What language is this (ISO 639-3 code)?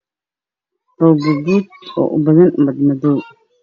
som